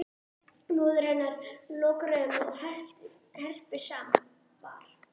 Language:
Icelandic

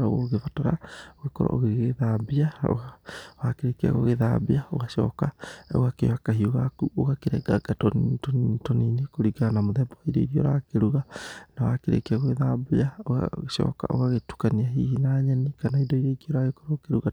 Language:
Kikuyu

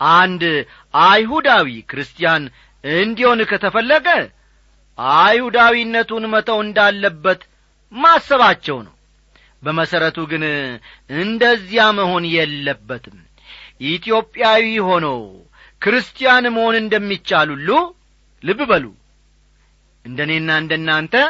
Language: Amharic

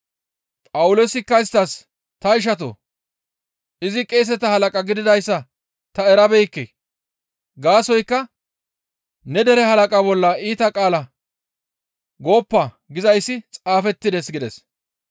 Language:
Gamo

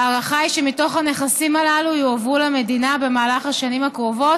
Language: Hebrew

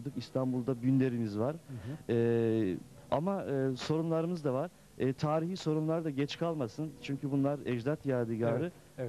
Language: Turkish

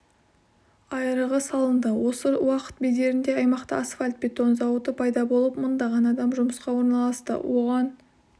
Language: Kazakh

